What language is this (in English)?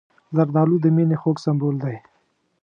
Pashto